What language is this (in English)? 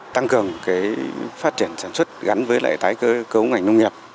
Vietnamese